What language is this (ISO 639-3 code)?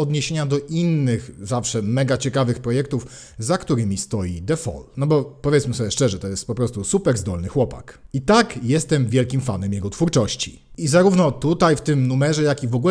pol